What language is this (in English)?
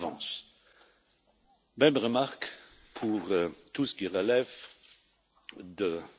French